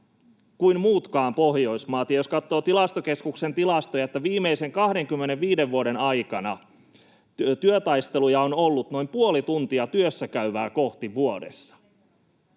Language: Finnish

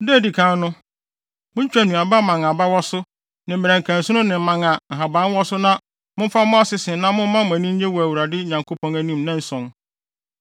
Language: Akan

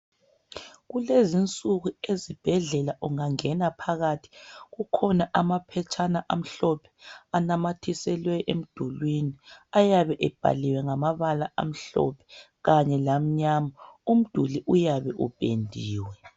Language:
North Ndebele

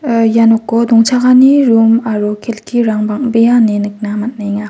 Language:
Garo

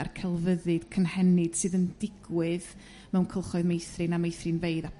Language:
Welsh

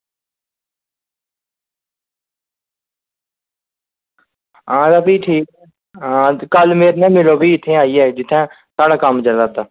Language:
Dogri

